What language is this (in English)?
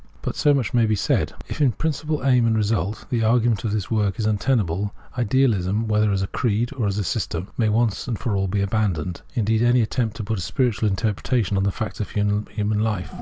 English